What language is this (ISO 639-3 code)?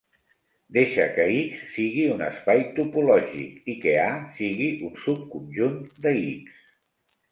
cat